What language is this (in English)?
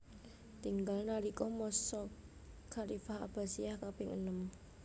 Javanese